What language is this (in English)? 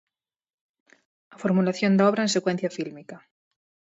Galician